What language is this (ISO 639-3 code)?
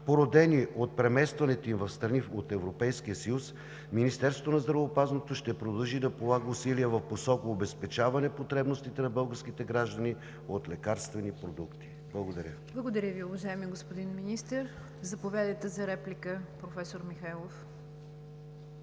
bul